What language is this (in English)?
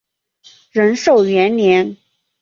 Chinese